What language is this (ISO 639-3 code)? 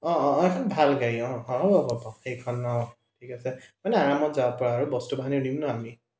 asm